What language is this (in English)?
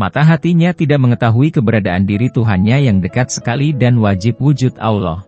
Indonesian